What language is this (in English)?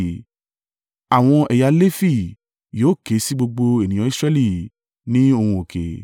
Yoruba